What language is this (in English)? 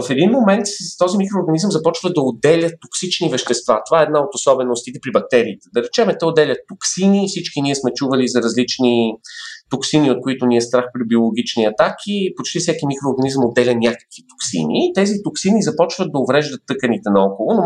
Bulgarian